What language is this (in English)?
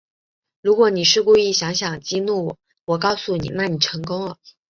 Chinese